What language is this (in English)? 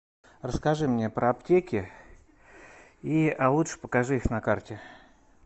Russian